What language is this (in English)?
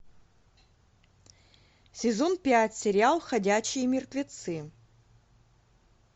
Russian